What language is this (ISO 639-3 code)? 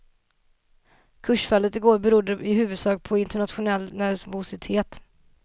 swe